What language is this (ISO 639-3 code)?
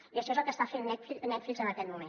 cat